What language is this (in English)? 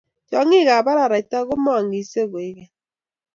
Kalenjin